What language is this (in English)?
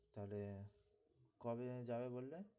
Bangla